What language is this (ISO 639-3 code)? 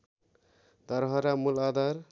nep